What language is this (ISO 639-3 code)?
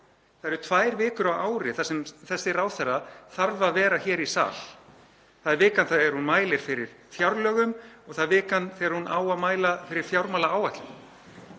isl